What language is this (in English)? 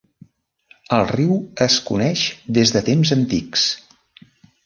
Catalan